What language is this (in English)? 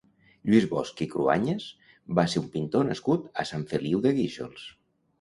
Catalan